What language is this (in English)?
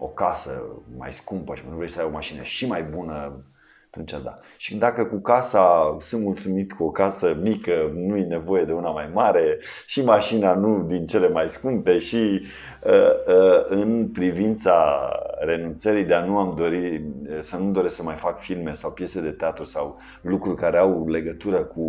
Romanian